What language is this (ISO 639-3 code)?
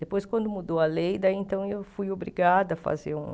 por